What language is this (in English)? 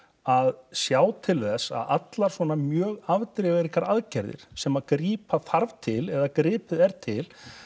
Icelandic